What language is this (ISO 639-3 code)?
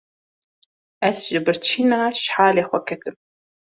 kur